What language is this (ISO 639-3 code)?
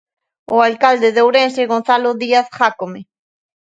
glg